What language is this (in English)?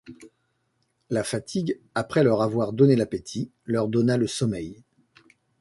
French